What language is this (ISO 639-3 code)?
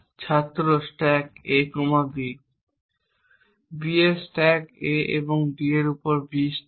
ben